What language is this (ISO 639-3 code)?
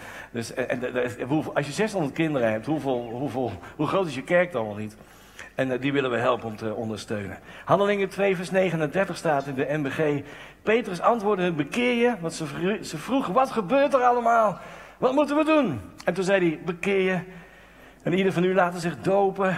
nld